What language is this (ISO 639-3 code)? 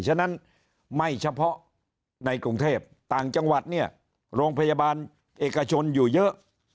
tha